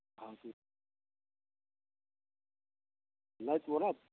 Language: Maithili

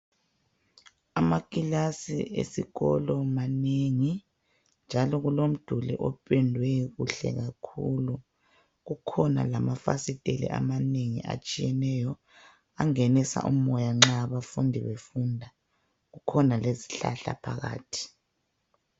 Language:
North Ndebele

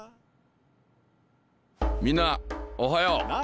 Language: Japanese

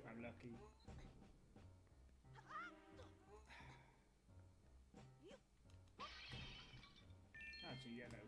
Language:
English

